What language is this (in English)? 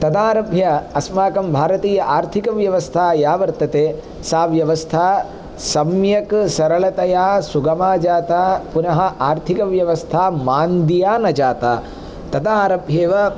Sanskrit